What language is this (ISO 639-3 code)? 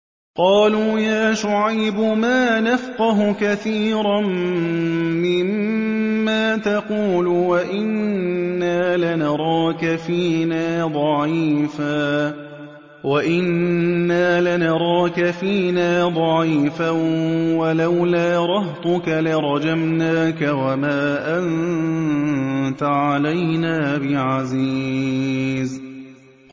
ara